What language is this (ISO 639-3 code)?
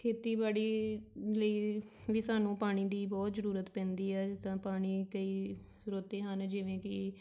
pan